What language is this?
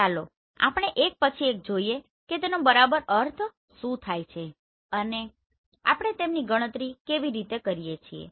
Gujarati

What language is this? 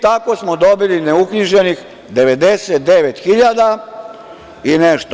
Serbian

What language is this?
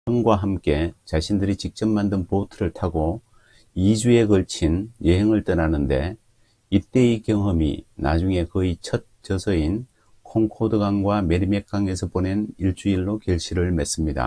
Korean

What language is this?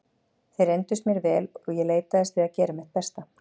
Icelandic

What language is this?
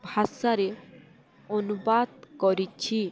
Odia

